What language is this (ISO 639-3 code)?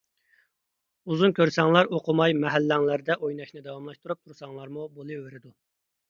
uig